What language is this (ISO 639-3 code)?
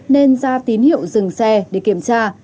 vie